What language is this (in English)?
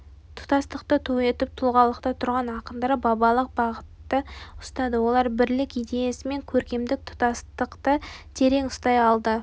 Kazakh